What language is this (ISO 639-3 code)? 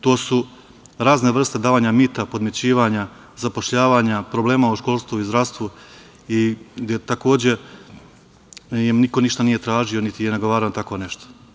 srp